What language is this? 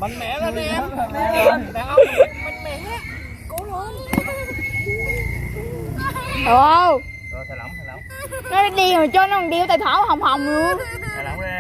Vietnamese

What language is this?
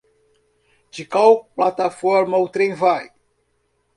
Portuguese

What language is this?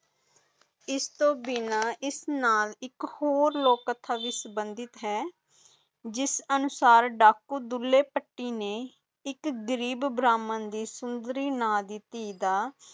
Punjabi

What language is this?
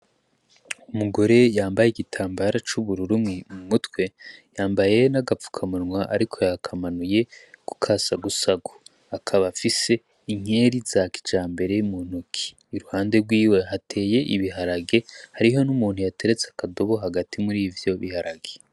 Rundi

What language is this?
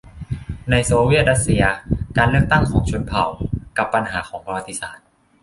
Thai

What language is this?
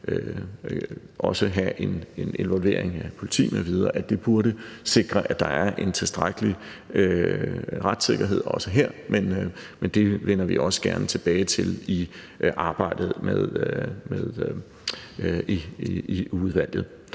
Danish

